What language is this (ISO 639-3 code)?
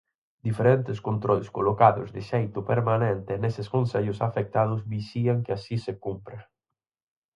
glg